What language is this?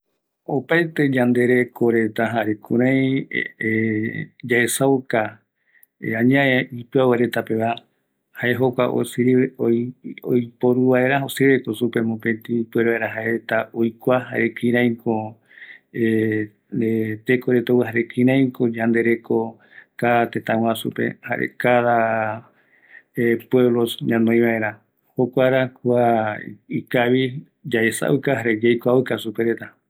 Eastern Bolivian Guaraní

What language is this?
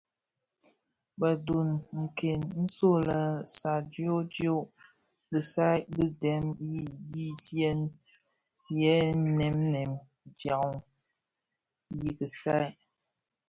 Bafia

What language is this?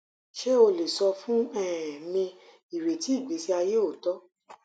Yoruba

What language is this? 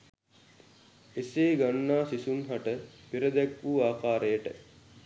Sinhala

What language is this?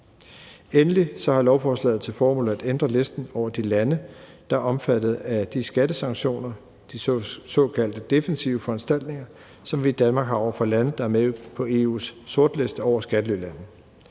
Danish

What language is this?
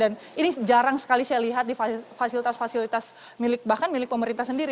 Indonesian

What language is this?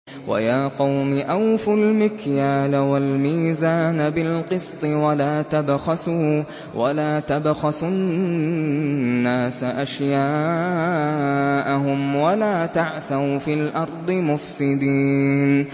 Arabic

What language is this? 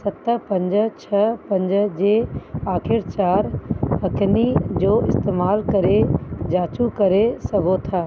Sindhi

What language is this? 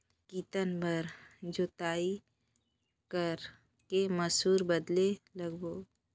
Chhattisgarhi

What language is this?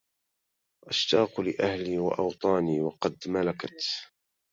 Arabic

